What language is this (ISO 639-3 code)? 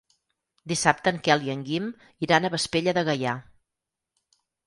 cat